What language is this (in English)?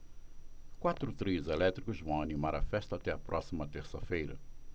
Portuguese